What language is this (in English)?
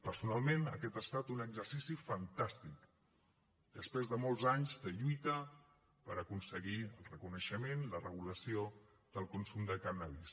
Catalan